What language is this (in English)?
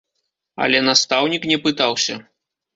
Belarusian